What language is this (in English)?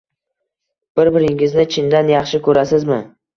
Uzbek